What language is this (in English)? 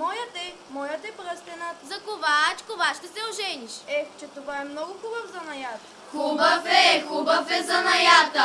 Bulgarian